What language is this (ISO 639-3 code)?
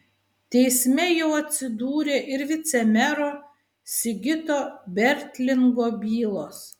lit